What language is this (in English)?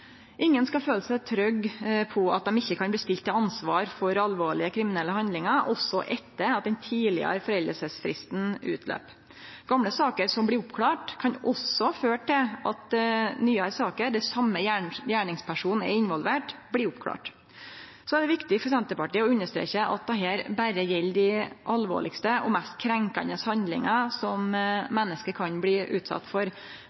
Norwegian Nynorsk